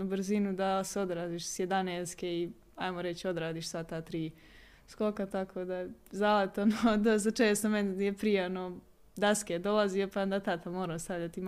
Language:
Croatian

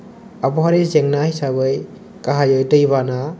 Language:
Bodo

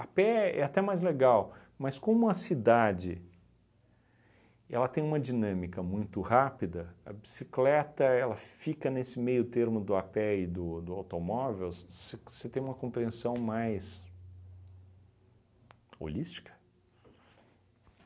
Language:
Portuguese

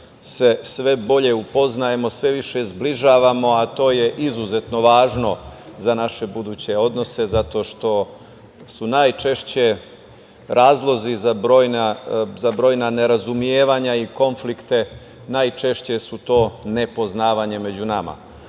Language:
Serbian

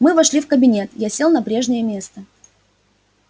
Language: Russian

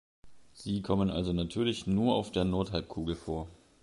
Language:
German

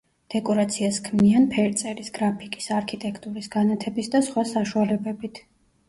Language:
Georgian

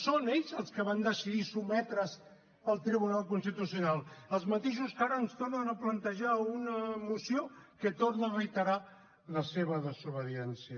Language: Catalan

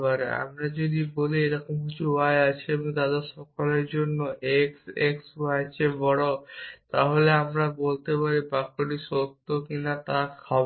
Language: Bangla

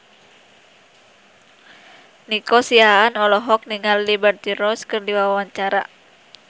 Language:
Sundanese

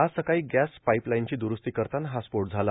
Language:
Marathi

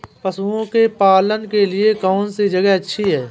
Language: Hindi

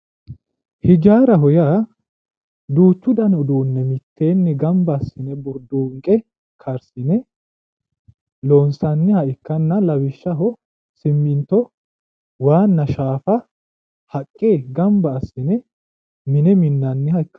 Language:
Sidamo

